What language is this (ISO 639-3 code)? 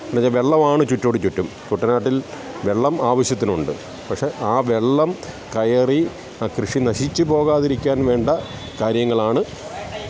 mal